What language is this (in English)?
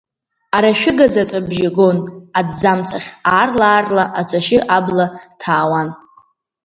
Abkhazian